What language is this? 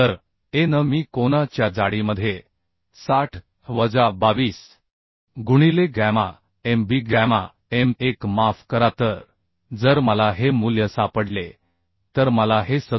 Marathi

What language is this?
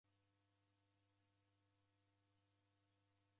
Taita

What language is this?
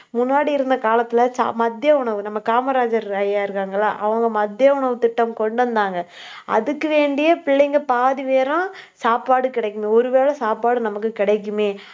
Tamil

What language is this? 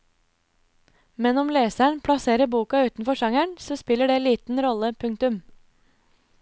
Norwegian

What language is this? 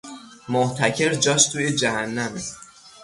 Persian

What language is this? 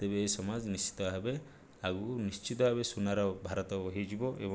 Odia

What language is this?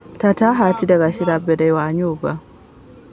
Kikuyu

